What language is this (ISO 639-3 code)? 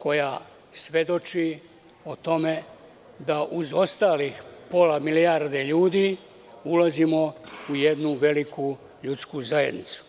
srp